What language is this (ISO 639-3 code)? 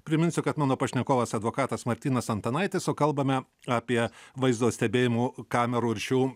lit